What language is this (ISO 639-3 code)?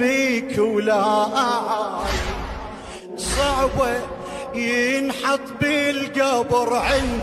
ara